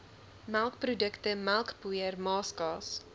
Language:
Afrikaans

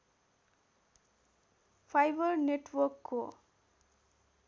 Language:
Nepali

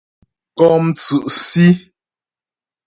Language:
Ghomala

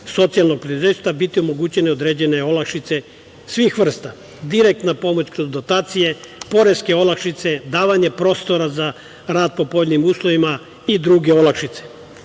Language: Serbian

